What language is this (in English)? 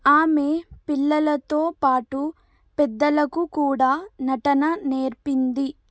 Telugu